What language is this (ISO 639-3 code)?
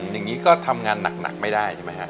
tha